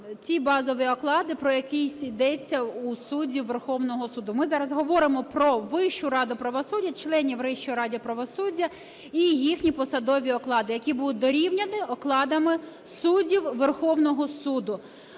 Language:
Ukrainian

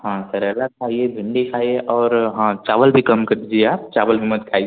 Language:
Hindi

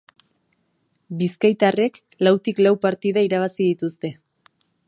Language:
Basque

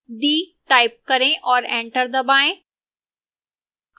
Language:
Hindi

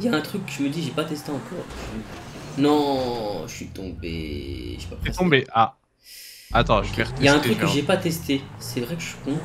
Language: French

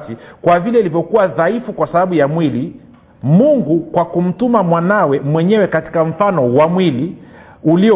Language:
Swahili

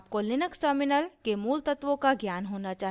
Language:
Hindi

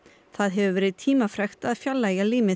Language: Icelandic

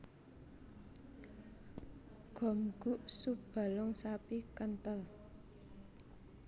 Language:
Javanese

